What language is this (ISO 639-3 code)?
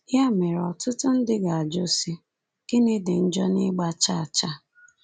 ibo